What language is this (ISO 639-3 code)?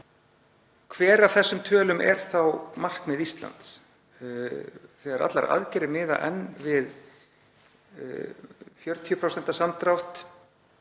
isl